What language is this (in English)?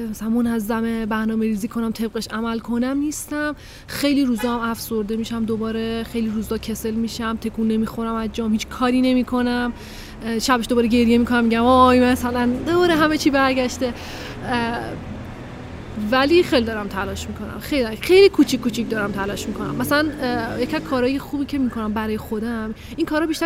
Persian